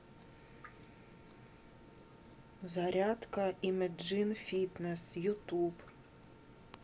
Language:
Russian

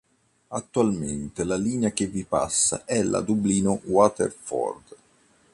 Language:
Italian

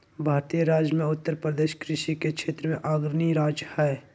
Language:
Magahi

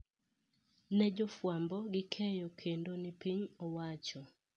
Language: Luo (Kenya and Tanzania)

